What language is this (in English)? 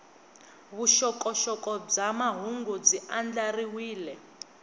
Tsonga